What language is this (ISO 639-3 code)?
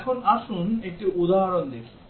ben